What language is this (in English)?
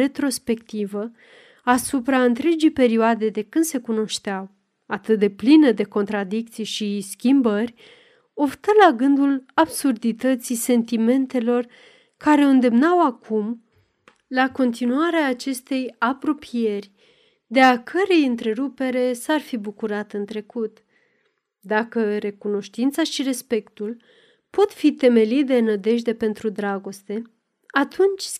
Romanian